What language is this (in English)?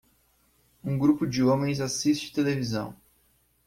Portuguese